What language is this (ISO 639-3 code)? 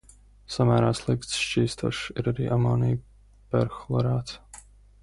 lav